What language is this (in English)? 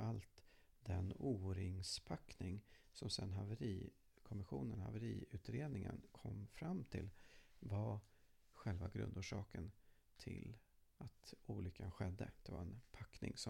Swedish